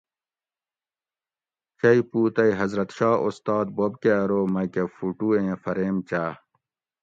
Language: Gawri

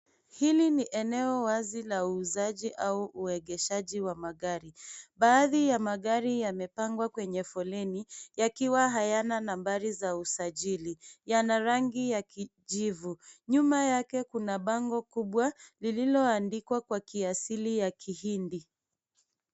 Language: Swahili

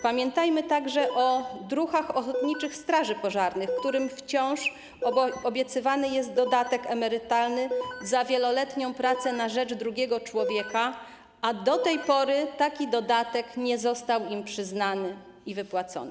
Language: Polish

